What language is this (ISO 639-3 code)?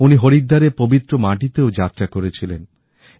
ben